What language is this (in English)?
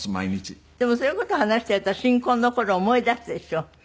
Japanese